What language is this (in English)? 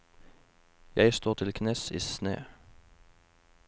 Norwegian